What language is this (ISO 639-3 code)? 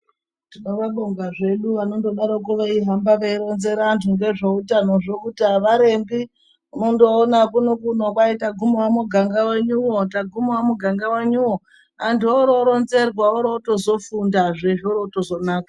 ndc